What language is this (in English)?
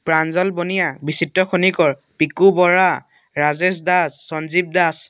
Assamese